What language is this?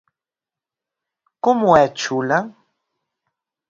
Galician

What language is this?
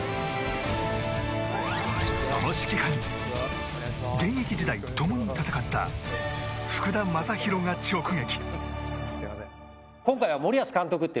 Japanese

